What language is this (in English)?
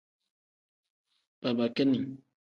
Tem